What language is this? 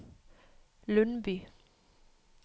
Norwegian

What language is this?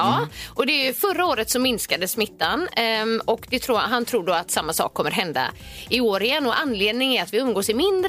Swedish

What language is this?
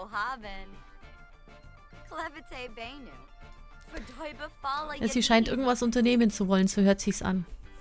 German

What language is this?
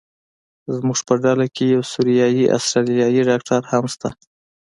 Pashto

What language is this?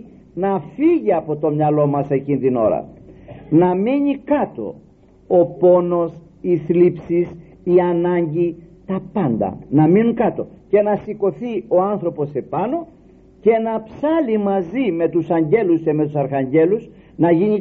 Greek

